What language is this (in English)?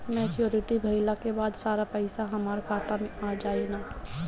Bhojpuri